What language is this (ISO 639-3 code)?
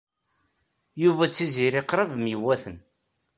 kab